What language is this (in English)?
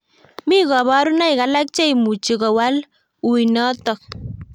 Kalenjin